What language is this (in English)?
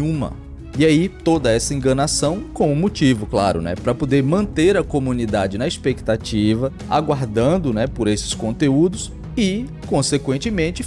Portuguese